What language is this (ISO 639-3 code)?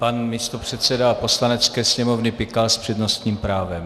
ces